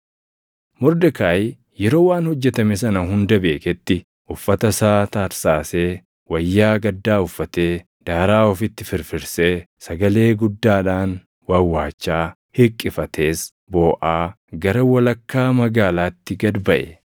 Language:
Oromo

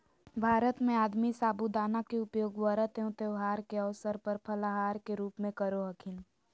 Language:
Magahi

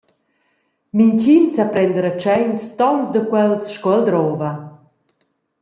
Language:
Romansh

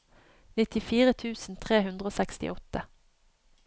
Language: Norwegian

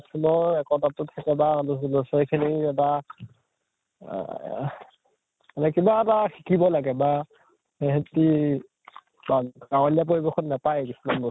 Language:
Assamese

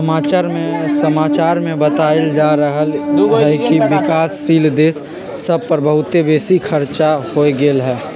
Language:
Magahi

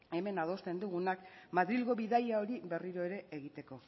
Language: Basque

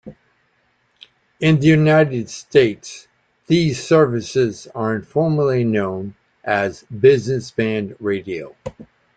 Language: English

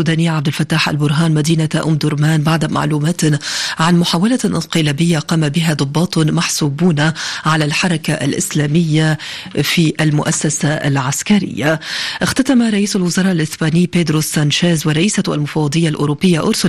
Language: Arabic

